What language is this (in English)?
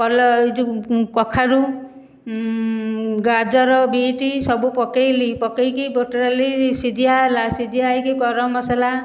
Odia